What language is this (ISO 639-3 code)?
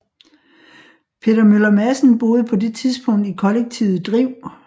dan